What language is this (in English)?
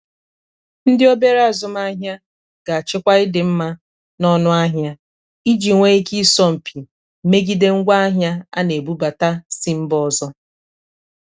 Igbo